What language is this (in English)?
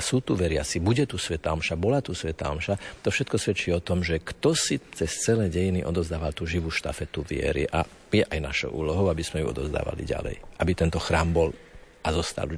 Slovak